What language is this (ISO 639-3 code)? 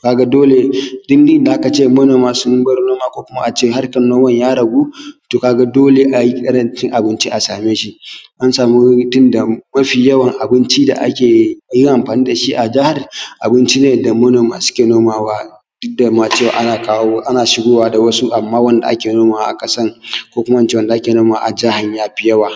hau